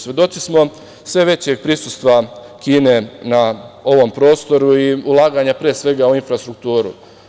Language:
Serbian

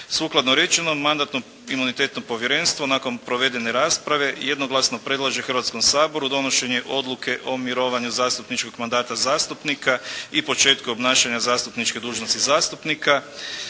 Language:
Croatian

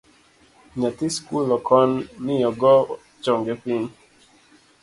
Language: Luo (Kenya and Tanzania)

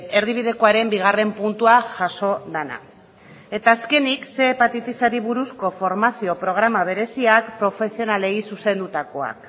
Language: Basque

